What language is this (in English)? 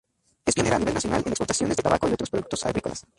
Spanish